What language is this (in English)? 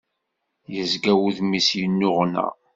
Kabyle